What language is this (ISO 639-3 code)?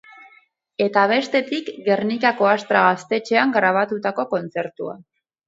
eus